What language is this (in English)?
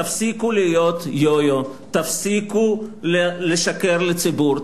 Hebrew